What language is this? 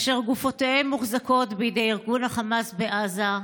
Hebrew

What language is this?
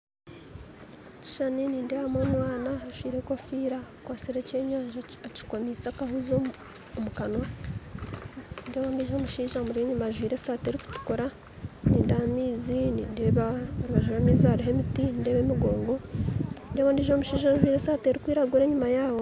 Nyankole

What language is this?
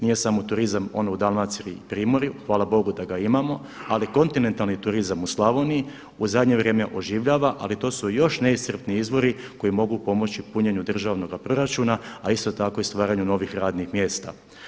Croatian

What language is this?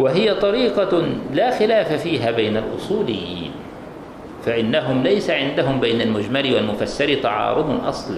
Arabic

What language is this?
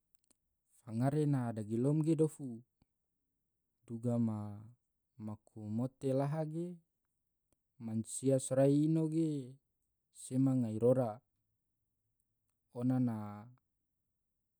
Tidore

